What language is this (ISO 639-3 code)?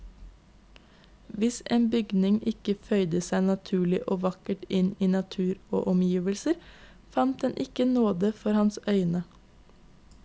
nor